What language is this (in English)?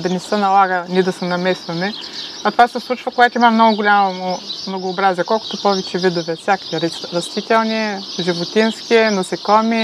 Bulgarian